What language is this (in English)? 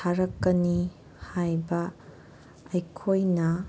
Manipuri